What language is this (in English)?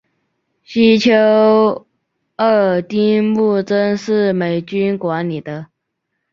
Chinese